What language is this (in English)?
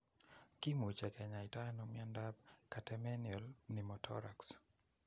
Kalenjin